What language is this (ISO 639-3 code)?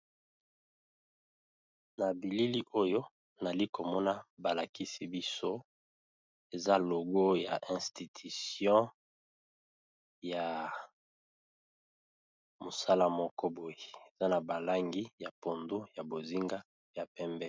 lin